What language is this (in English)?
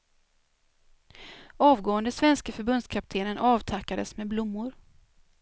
Swedish